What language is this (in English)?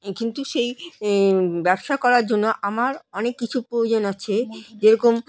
Bangla